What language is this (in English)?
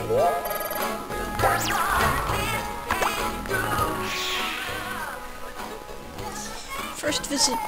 English